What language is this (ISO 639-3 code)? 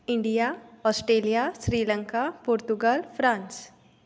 kok